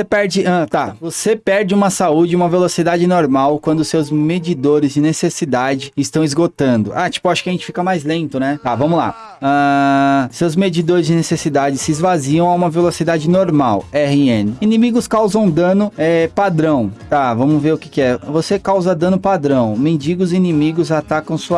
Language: Portuguese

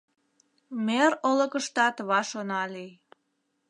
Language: Mari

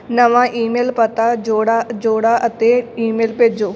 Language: Punjabi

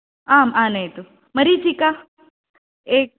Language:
Sanskrit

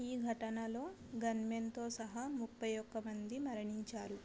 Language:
Telugu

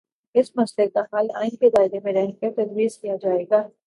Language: Urdu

